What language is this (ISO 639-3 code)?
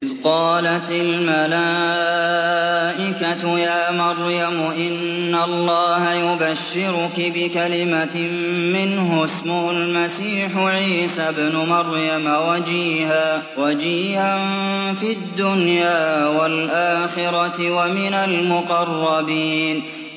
ara